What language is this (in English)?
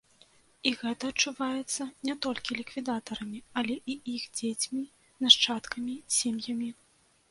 Belarusian